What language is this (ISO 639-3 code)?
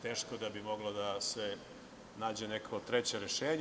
srp